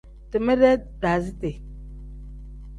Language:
Tem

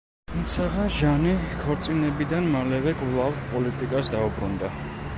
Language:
Georgian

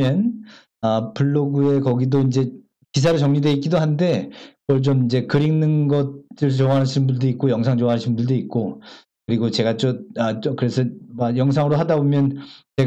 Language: Korean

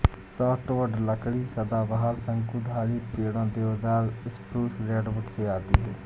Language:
Hindi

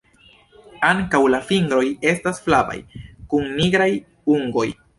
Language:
Esperanto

